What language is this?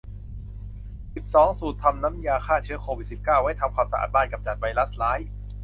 Thai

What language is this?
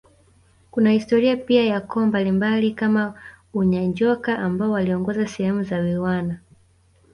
Swahili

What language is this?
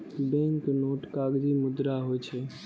Maithili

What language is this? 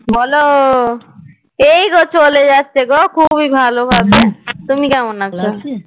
Bangla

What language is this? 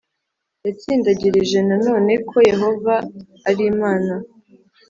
Kinyarwanda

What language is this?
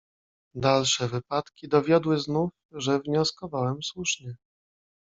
Polish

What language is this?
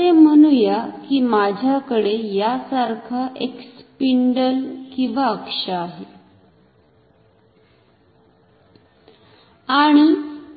Marathi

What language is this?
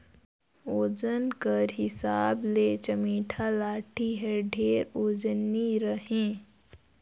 Chhattisgarhi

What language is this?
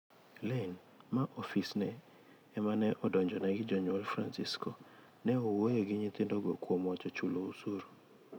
Luo (Kenya and Tanzania)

